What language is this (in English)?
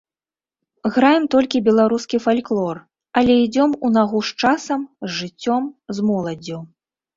Belarusian